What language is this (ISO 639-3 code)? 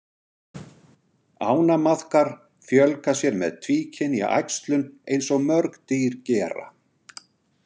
isl